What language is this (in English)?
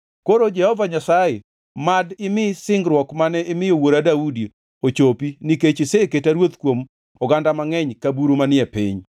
Luo (Kenya and Tanzania)